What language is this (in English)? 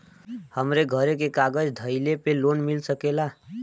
Bhojpuri